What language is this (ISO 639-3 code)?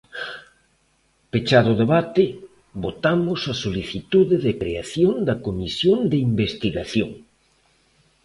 glg